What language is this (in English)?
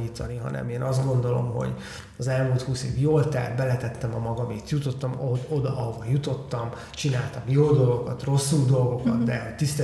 Hungarian